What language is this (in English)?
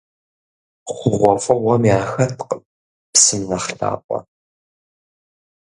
Kabardian